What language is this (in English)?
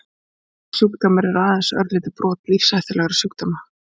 Icelandic